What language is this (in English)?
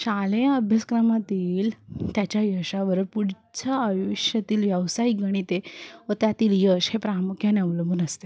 Marathi